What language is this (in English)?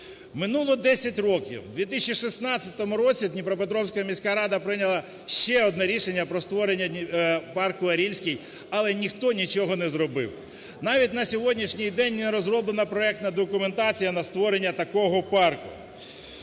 Ukrainian